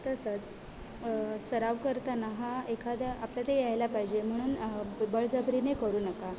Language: Marathi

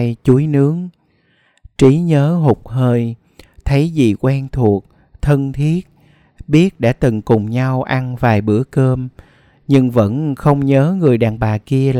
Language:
Vietnamese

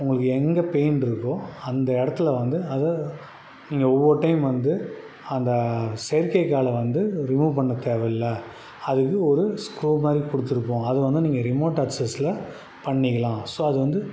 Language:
Tamil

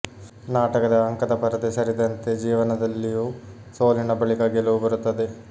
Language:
Kannada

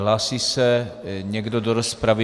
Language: Czech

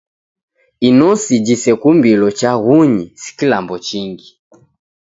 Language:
Taita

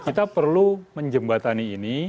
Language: Indonesian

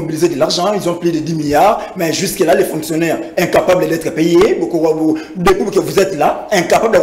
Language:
French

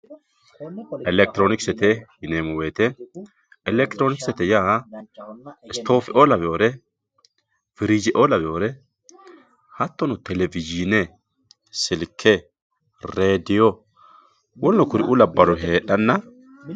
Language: Sidamo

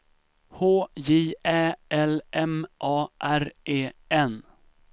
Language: Swedish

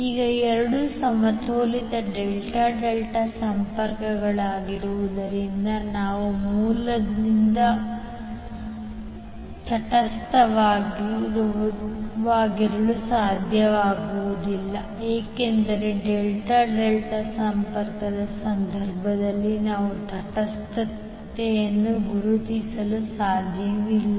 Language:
Kannada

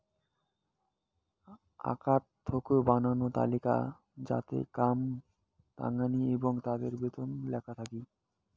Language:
Bangla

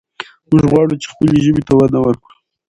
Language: Pashto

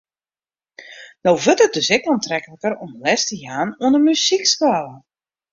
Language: Western Frisian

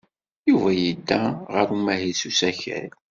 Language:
Kabyle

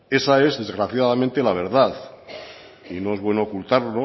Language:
Spanish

